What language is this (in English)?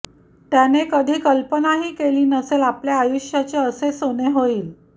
Marathi